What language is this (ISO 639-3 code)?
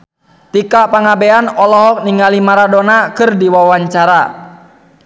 sun